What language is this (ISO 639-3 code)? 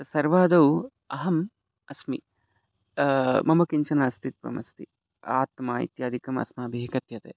san